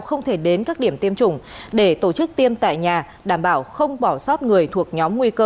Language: Vietnamese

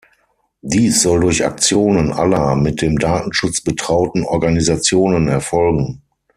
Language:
German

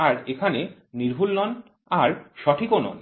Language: Bangla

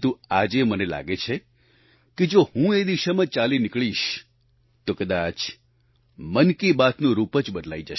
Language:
Gujarati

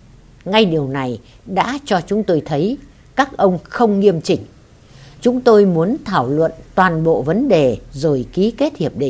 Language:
Vietnamese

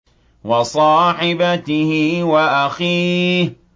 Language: Arabic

